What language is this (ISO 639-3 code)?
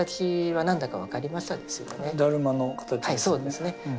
jpn